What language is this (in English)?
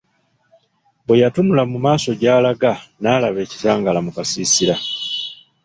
Ganda